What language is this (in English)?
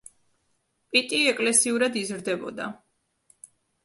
Georgian